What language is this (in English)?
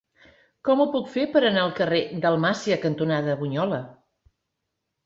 Catalan